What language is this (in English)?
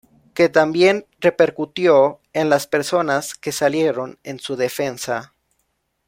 Spanish